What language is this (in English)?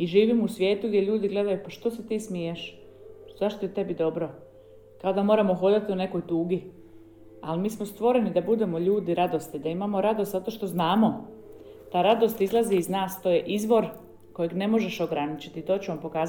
Croatian